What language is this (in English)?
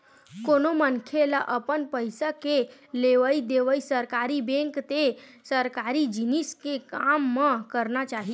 Chhattisgarhi